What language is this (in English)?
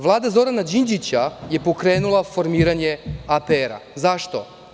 Serbian